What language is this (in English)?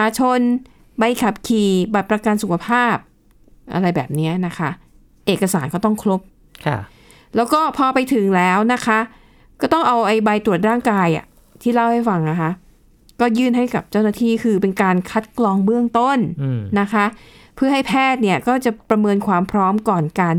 Thai